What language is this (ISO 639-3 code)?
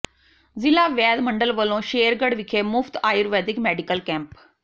pan